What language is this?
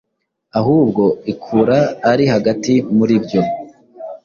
Kinyarwanda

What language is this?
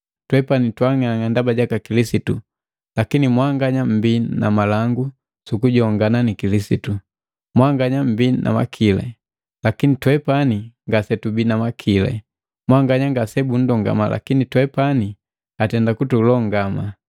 Matengo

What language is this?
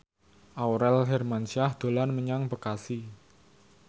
Javanese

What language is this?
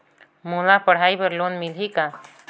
Chhattisgarhi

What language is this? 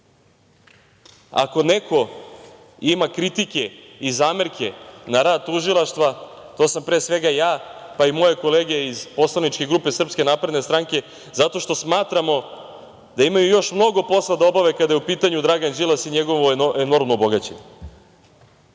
Serbian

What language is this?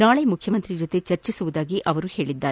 Kannada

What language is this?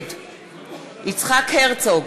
Hebrew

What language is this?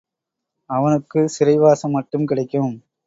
Tamil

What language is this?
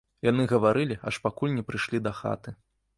Belarusian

